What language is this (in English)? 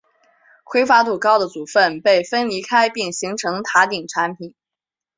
Chinese